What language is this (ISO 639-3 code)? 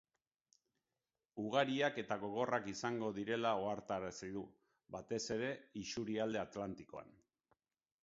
eus